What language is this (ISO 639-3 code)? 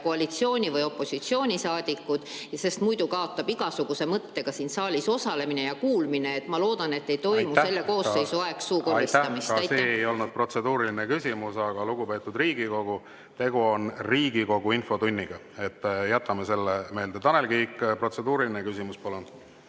est